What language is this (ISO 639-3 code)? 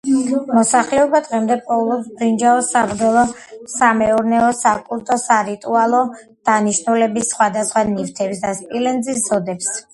kat